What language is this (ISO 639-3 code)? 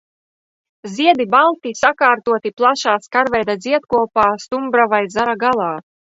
lav